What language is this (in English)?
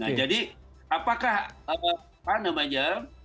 Indonesian